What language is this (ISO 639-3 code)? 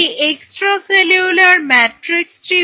ben